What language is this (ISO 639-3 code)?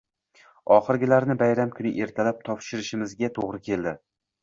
uzb